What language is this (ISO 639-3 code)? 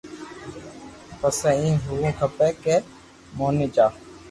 lrk